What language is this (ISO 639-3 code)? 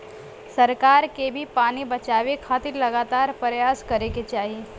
bho